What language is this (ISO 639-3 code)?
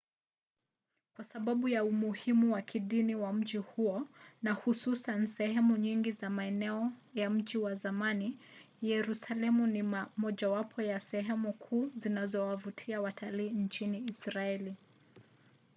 swa